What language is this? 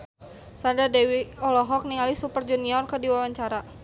Sundanese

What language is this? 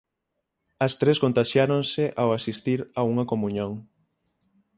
Galician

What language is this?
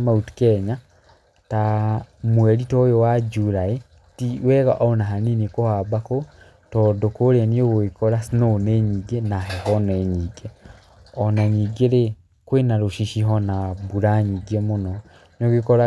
Kikuyu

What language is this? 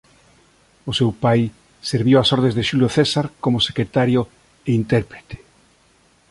Galician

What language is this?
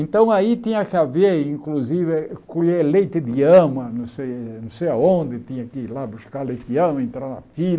Portuguese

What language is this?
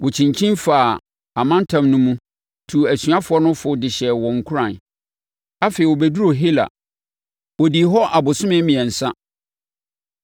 Akan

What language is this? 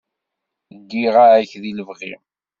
Kabyle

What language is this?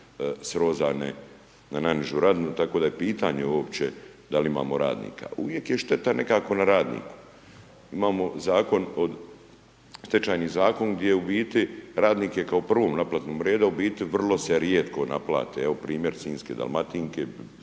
Croatian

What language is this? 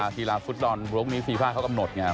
Thai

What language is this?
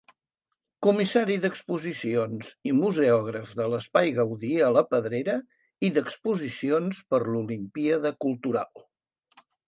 Catalan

